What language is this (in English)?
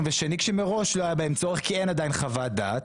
Hebrew